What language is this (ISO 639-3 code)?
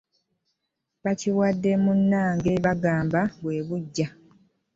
lug